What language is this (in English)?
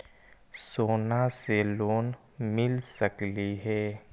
Magahi